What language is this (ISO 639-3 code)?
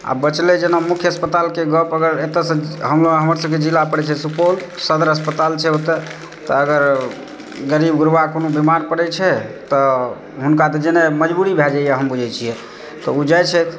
mai